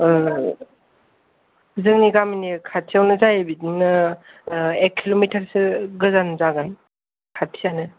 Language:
Bodo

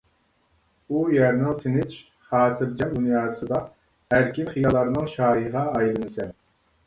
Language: Uyghur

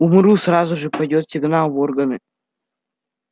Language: Russian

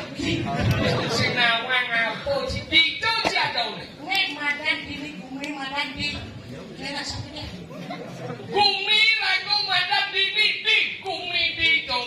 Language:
Indonesian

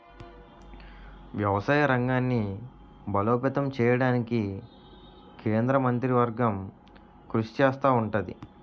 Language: Telugu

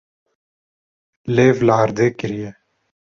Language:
Kurdish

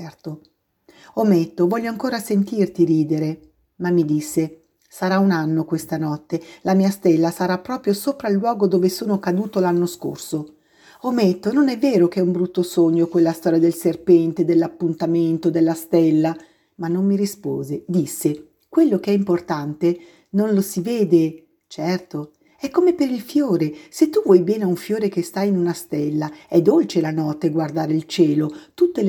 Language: Italian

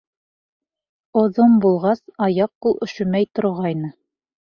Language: Bashkir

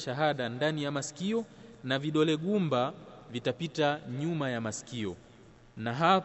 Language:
Swahili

